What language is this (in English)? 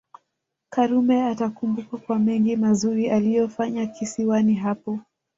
Swahili